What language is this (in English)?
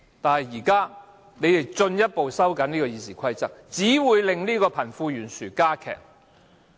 Cantonese